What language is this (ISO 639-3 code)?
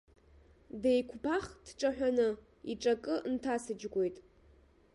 abk